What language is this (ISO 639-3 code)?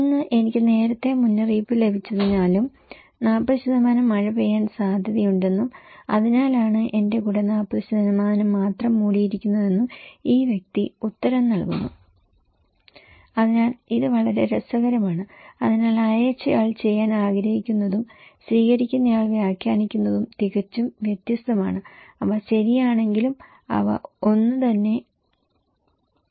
mal